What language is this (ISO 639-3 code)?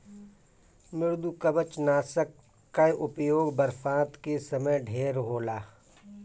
bho